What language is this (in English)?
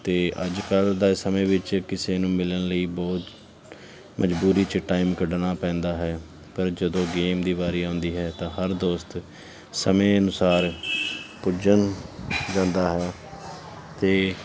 Punjabi